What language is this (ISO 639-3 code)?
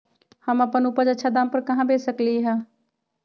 mag